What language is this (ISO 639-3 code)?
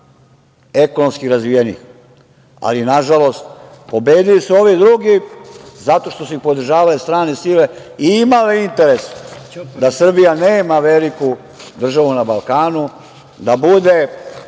srp